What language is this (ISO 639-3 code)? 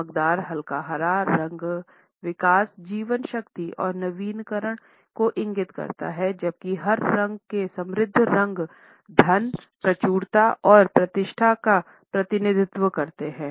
hin